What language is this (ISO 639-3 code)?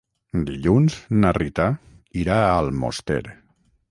cat